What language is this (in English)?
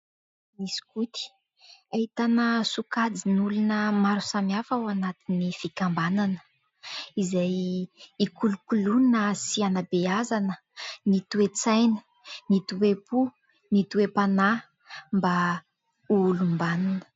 Malagasy